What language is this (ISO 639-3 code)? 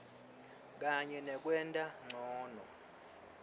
ssw